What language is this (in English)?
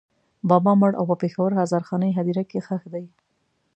Pashto